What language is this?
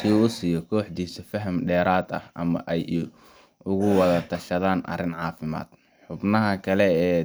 Somali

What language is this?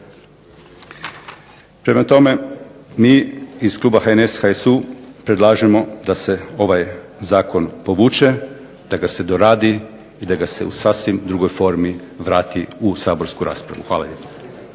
Croatian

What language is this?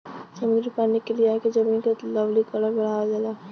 Bhojpuri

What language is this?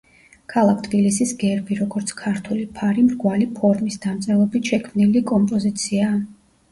Georgian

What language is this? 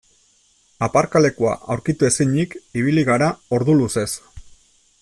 Basque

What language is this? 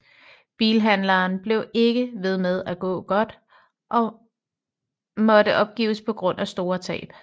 Danish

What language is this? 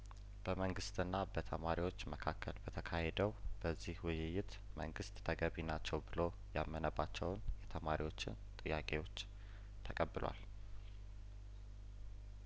Amharic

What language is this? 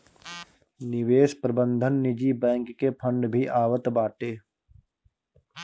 Bhojpuri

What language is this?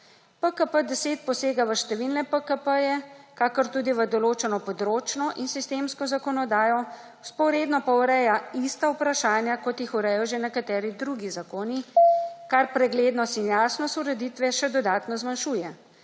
Slovenian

